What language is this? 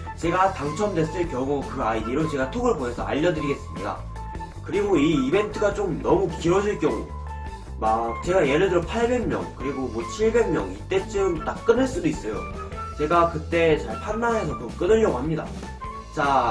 Korean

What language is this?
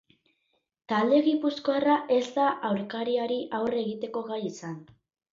Basque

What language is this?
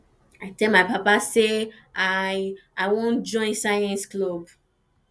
Nigerian Pidgin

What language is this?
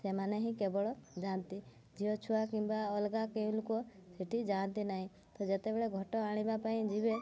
Odia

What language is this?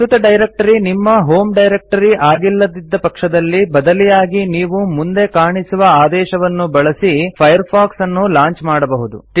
Kannada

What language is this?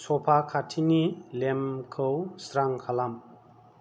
Bodo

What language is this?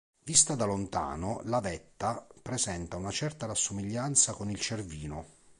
Italian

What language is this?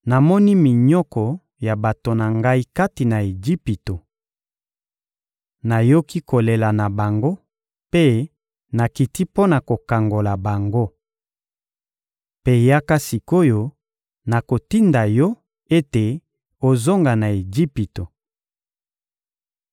Lingala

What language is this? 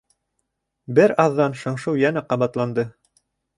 Bashkir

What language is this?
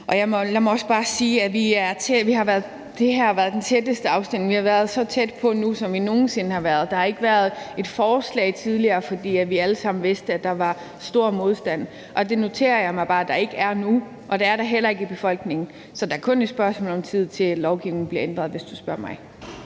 Danish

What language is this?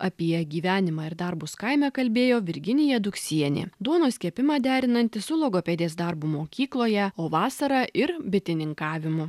Lithuanian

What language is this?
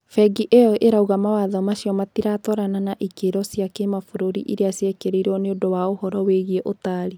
Kikuyu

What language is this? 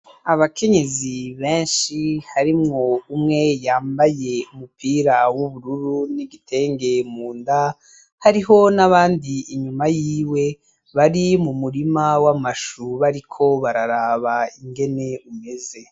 Rundi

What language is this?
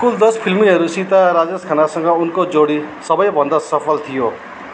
Nepali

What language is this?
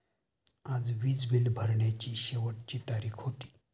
Marathi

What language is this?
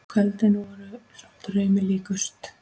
Icelandic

